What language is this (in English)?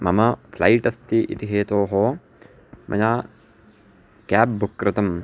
Sanskrit